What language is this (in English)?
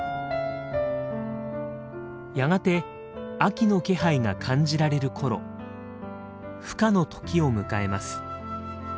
Japanese